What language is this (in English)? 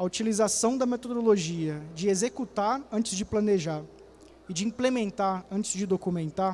Portuguese